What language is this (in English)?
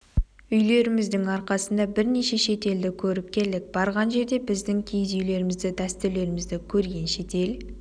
Kazakh